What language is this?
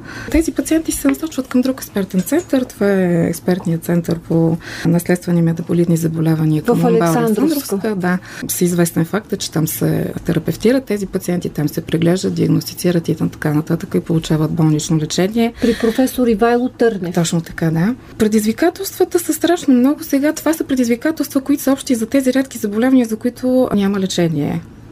Bulgarian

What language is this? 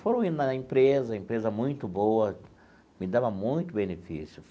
Portuguese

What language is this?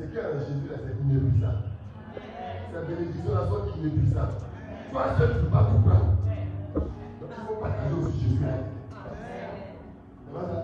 French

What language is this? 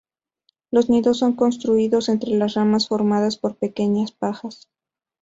Spanish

